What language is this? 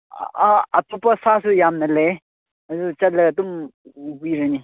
Manipuri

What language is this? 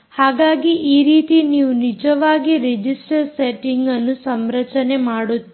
Kannada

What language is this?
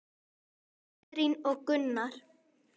Icelandic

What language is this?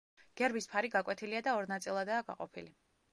Georgian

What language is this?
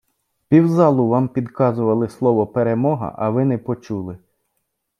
Ukrainian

